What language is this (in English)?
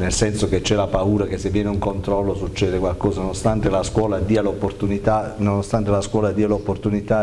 Italian